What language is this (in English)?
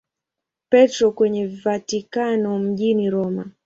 Swahili